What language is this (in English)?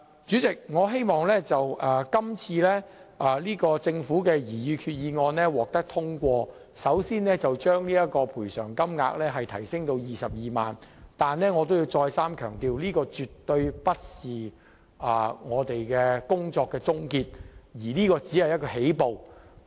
Cantonese